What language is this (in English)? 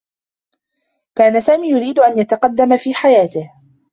Arabic